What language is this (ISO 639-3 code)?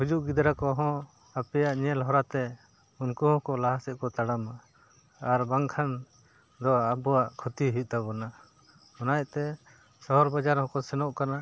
sat